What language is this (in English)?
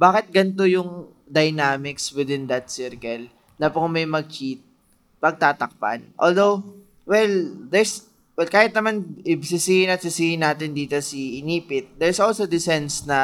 Filipino